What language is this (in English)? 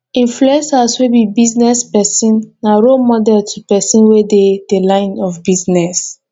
Nigerian Pidgin